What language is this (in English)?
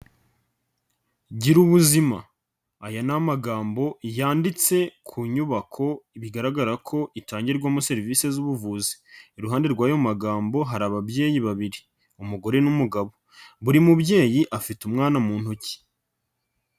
Kinyarwanda